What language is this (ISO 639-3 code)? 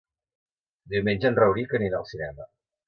cat